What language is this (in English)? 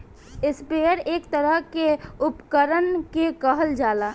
Bhojpuri